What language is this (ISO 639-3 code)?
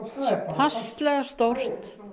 isl